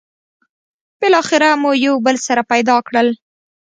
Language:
Pashto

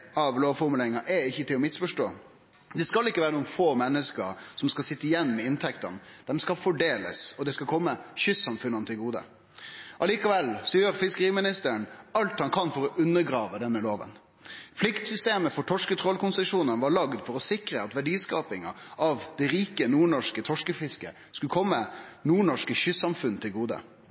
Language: Norwegian Nynorsk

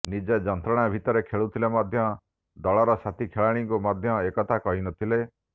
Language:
Odia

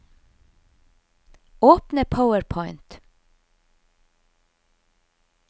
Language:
Norwegian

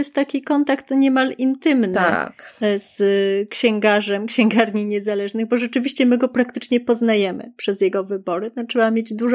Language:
Polish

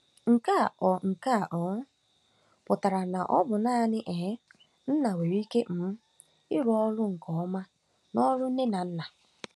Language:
Igbo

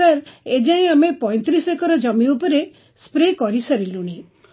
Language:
Odia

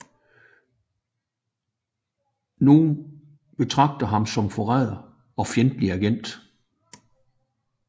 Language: Danish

